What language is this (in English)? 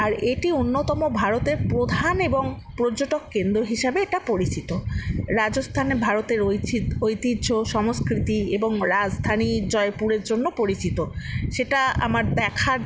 Bangla